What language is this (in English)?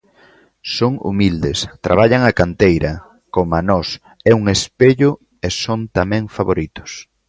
Galician